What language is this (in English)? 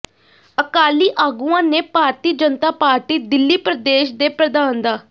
Punjabi